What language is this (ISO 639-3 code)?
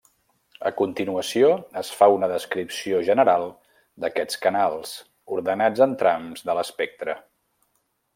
cat